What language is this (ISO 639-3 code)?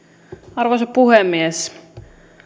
fin